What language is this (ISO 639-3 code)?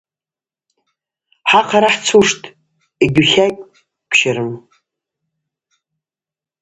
abq